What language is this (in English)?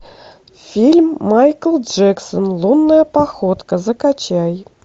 Russian